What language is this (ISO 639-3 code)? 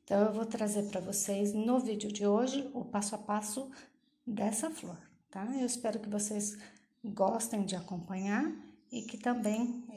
por